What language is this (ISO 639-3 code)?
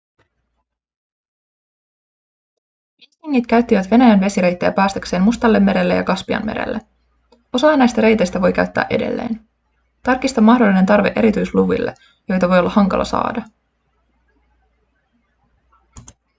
fin